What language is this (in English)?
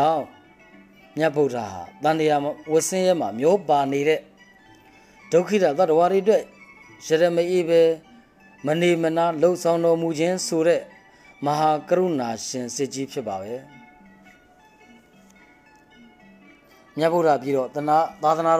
Hindi